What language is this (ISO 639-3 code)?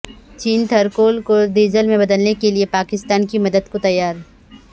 urd